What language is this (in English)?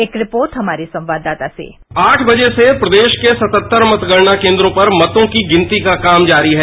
Hindi